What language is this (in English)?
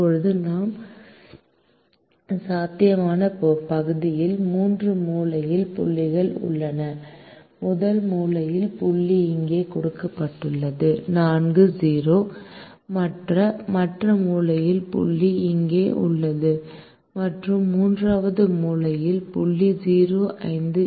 Tamil